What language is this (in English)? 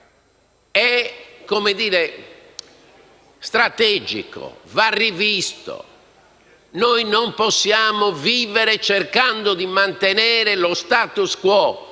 Italian